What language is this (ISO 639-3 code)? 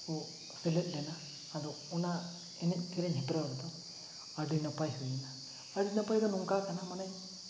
sat